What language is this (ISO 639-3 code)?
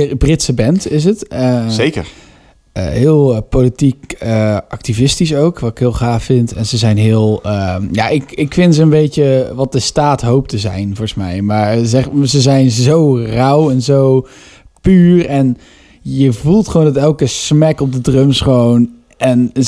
nld